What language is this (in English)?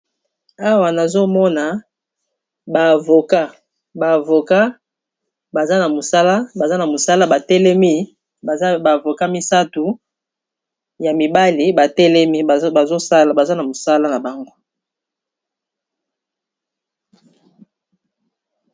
Lingala